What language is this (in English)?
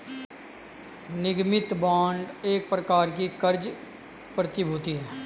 Hindi